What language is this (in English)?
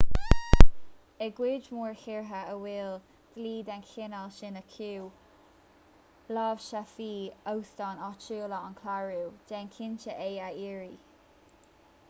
Irish